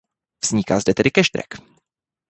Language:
Czech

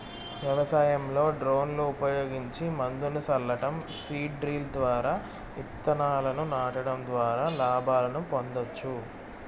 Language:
Telugu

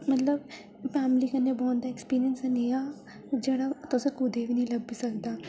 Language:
Dogri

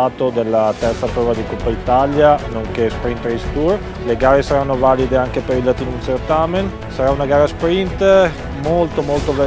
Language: Italian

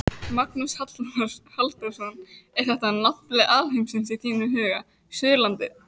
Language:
Icelandic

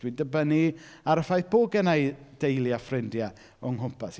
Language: Welsh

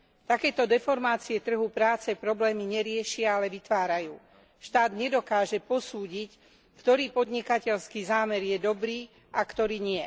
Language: Slovak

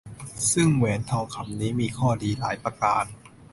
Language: Thai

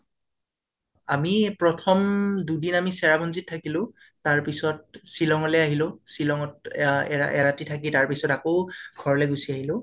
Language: Assamese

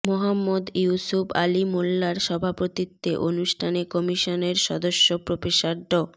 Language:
Bangla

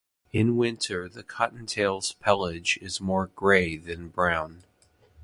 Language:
English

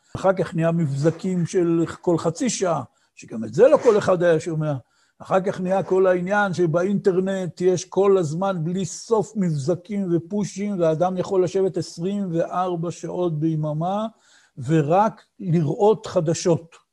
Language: Hebrew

